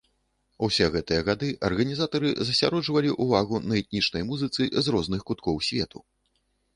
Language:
Belarusian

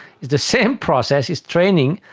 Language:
English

